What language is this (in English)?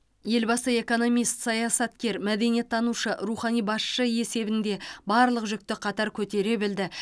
Kazakh